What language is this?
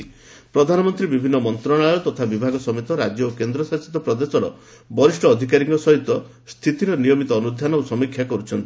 Odia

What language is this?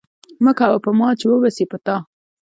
Pashto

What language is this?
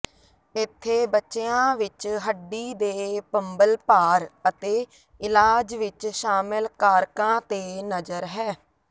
Punjabi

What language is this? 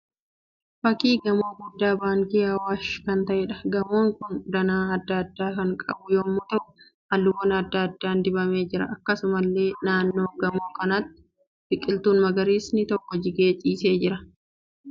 Oromo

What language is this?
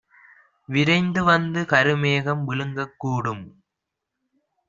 Tamil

